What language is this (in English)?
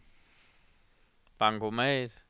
Danish